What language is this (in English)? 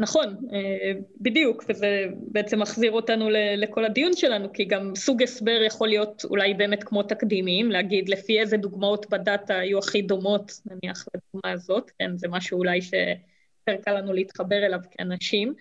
Hebrew